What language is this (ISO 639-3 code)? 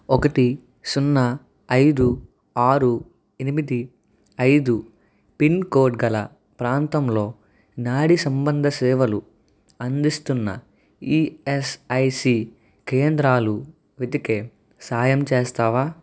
tel